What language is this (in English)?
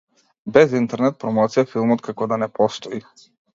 Macedonian